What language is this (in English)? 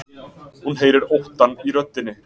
Icelandic